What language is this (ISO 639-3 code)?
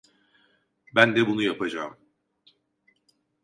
tur